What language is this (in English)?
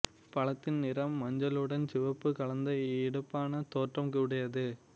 Tamil